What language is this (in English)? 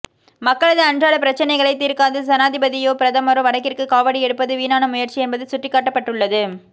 Tamil